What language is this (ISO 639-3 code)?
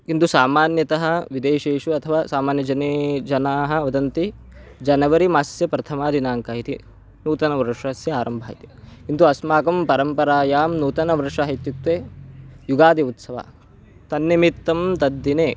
san